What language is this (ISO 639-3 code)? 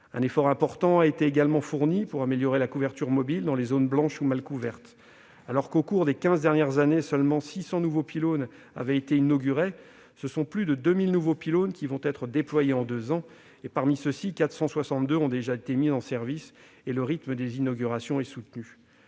fra